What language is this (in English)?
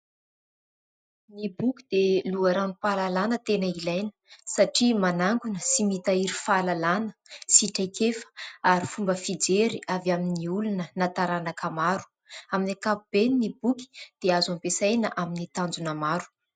Malagasy